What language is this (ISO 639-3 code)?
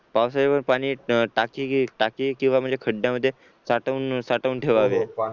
mar